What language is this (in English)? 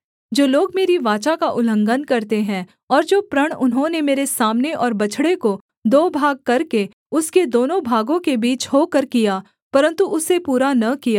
Hindi